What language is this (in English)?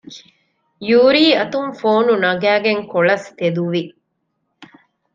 Divehi